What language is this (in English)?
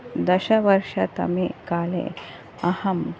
Sanskrit